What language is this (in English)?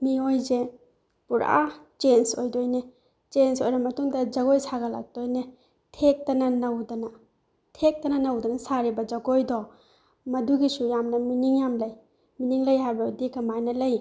Manipuri